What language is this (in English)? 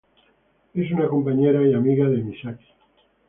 Spanish